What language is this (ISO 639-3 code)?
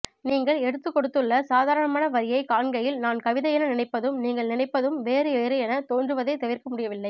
tam